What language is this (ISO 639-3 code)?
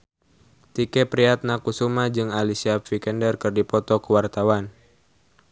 sun